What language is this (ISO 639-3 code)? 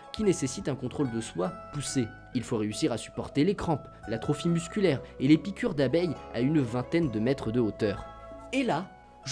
fra